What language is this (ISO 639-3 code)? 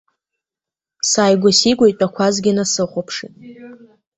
abk